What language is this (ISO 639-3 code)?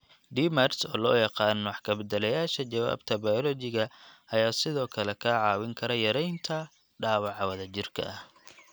som